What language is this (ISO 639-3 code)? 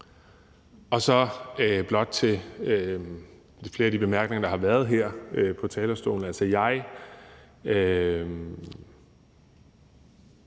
dan